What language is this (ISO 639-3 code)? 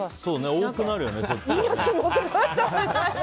jpn